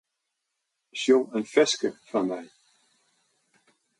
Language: Western Frisian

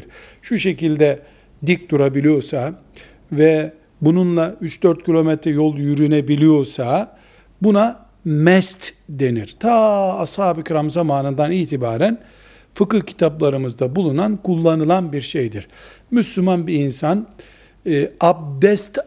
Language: Turkish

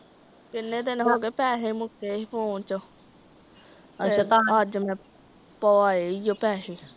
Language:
Punjabi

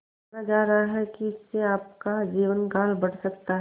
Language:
Hindi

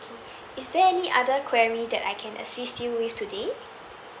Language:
English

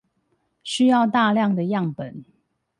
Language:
Chinese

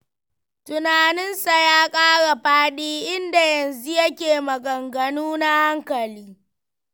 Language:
Hausa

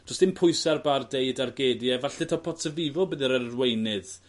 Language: Welsh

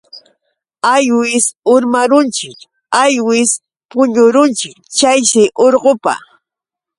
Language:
Yauyos Quechua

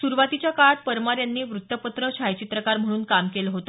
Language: Marathi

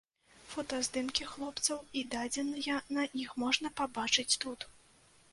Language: Belarusian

